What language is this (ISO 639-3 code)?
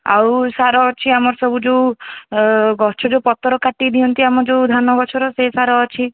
ori